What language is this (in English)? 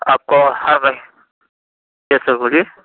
Urdu